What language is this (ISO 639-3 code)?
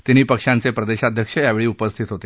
mar